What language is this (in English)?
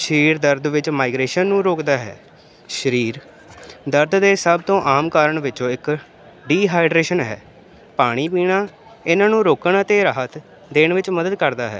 Punjabi